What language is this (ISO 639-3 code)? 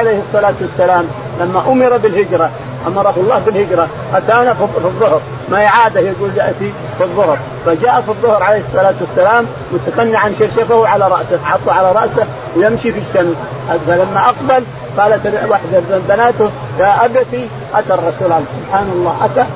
ara